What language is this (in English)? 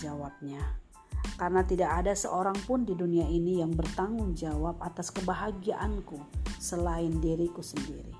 Indonesian